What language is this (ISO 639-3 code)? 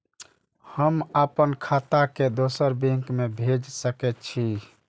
mai